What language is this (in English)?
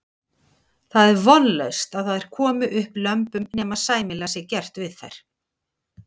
Icelandic